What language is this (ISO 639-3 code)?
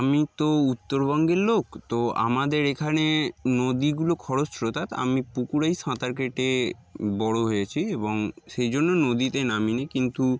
ben